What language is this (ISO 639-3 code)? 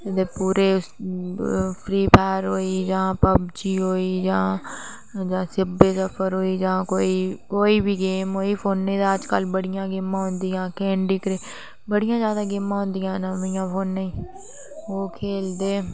doi